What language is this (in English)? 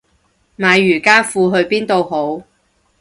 Cantonese